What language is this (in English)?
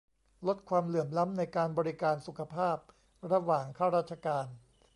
Thai